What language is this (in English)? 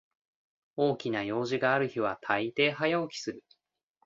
Japanese